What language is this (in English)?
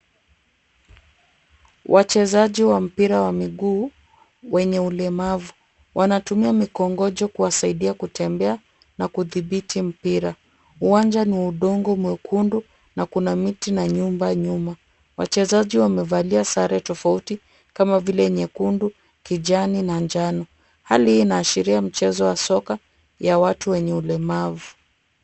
Swahili